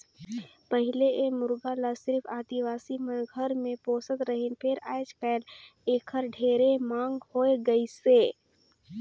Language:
Chhattisgarhi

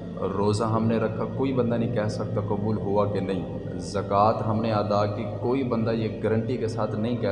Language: Urdu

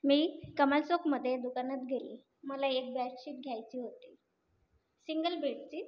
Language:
Marathi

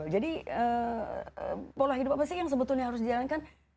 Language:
Indonesian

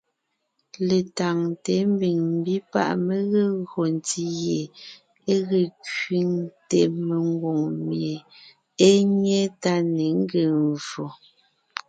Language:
Ngiemboon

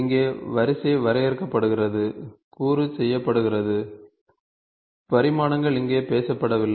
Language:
Tamil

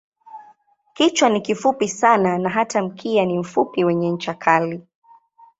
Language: Swahili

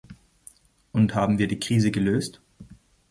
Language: German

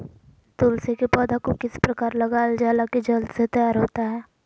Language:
Magahi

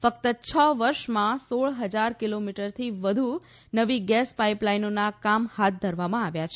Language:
Gujarati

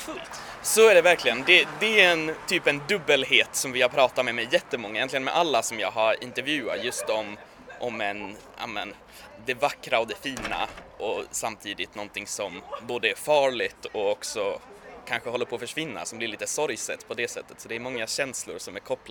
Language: Swedish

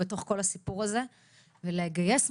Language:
Hebrew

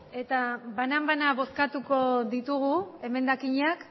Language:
Basque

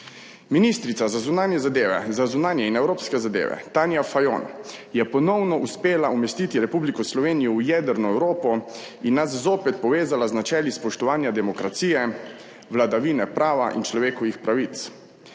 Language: Slovenian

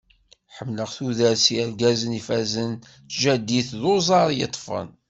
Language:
Kabyle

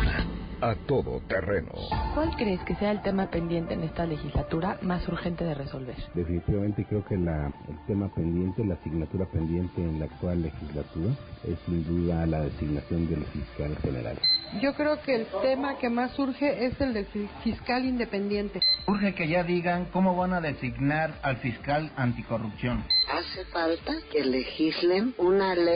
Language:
Spanish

